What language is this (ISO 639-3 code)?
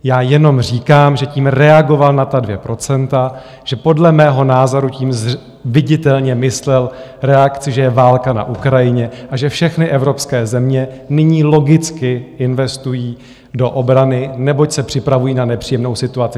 ces